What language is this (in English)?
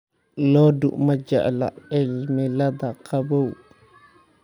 Somali